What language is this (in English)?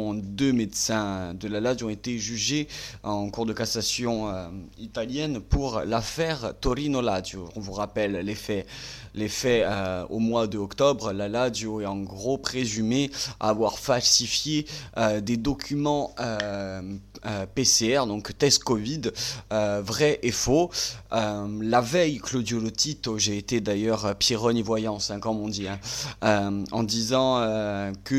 French